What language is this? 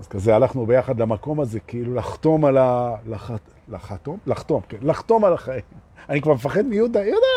Hebrew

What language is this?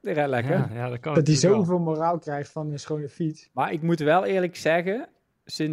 Dutch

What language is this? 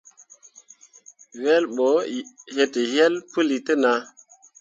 Mundang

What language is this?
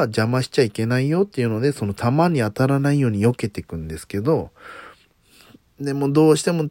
Japanese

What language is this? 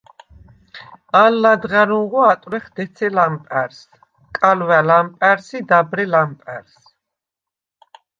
Svan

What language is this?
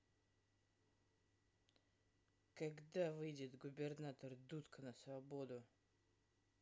Russian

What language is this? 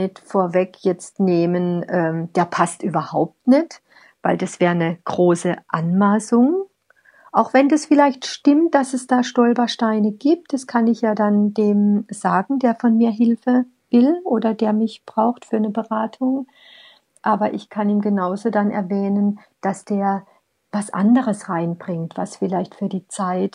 German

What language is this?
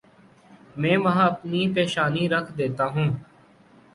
Urdu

